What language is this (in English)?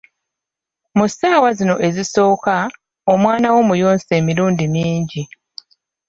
Ganda